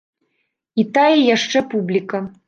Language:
Belarusian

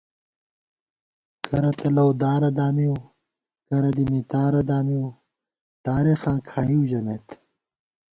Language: Gawar-Bati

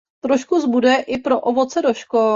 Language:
Czech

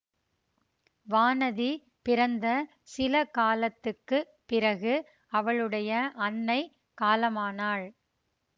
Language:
Tamil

